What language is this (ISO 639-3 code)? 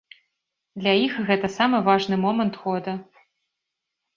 bel